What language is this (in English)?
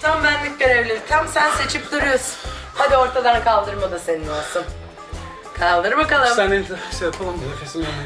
Turkish